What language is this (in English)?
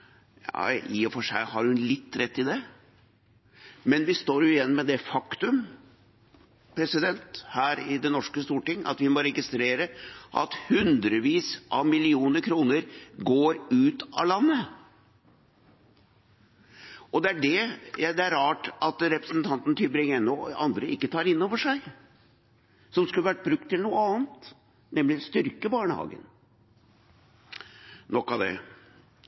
Norwegian Bokmål